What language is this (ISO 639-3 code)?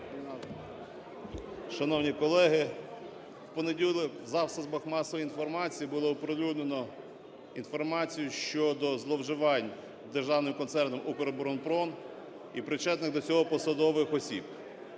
ukr